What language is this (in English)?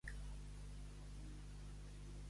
Catalan